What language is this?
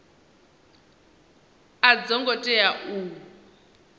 Venda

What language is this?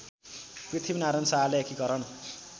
Nepali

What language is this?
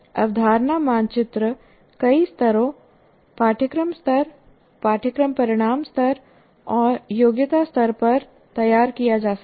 Hindi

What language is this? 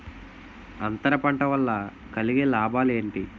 Telugu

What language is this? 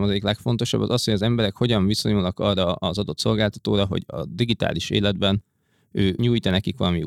Hungarian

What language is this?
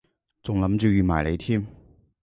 Cantonese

